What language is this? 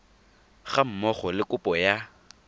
Tswana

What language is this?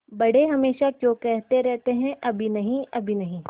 Hindi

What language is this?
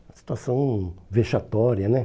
Portuguese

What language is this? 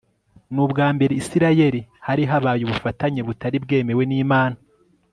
Kinyarwanda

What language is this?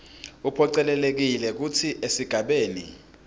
Swati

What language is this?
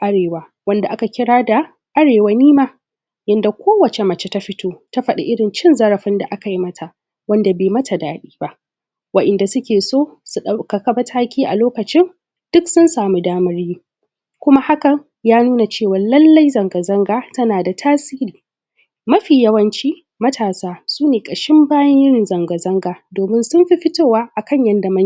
Hausa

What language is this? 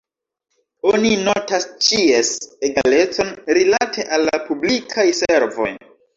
Esperanto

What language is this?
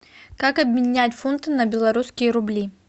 Russian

